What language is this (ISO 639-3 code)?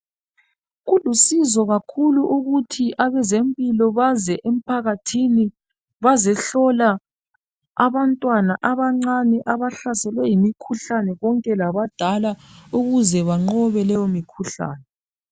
nde